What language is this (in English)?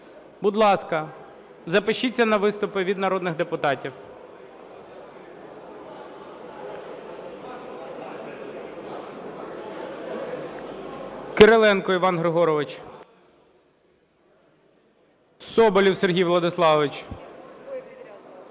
Ukrainian